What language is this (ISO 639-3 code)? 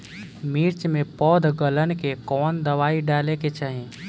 bho